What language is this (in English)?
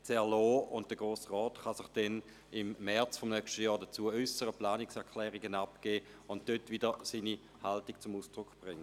Swiss German